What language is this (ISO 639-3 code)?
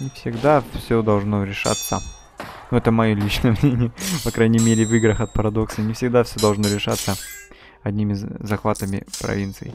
rus